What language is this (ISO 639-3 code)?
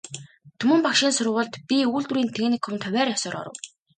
mon